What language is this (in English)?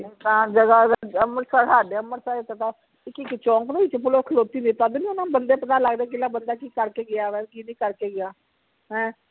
Punjabi